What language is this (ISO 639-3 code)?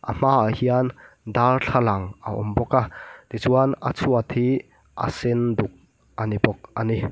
lus